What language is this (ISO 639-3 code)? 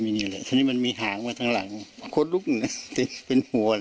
tha